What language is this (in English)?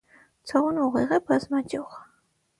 Armenian